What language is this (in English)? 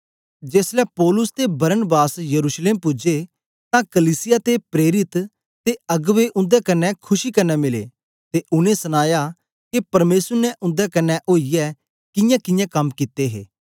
Dogri